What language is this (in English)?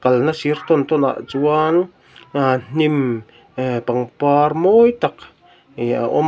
Mizo